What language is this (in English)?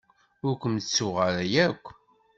Kabyle